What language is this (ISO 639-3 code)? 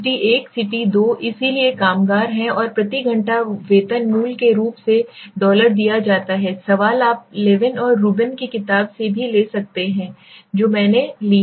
hin